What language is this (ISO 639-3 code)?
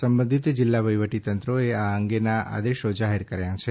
guj